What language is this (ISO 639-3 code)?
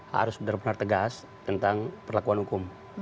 ind